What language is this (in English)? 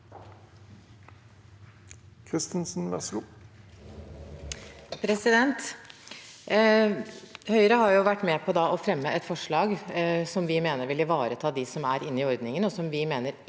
Norwegian